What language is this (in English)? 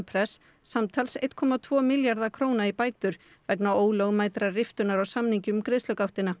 Icelandic